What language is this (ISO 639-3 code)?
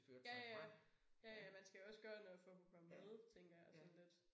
dan